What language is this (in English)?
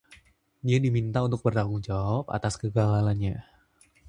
Indonesian